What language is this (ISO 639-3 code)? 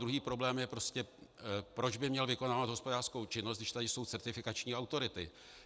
ces